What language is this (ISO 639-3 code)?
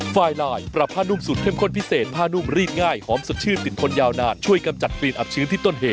tha